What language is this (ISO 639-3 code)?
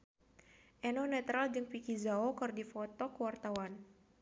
sun